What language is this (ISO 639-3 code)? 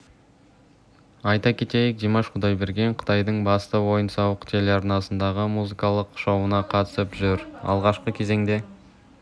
kaz